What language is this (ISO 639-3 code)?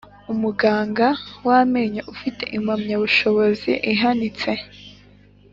kin